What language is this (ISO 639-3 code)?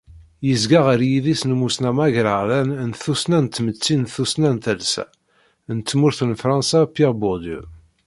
kab